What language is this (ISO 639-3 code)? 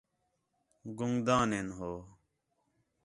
xhe